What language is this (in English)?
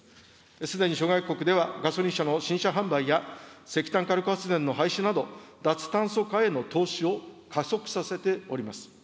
Japanese